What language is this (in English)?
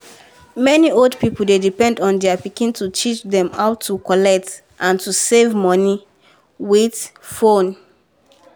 Nigerian Pidgin